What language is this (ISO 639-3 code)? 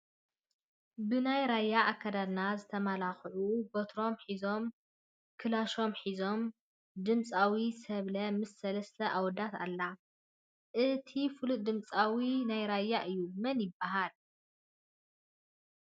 tir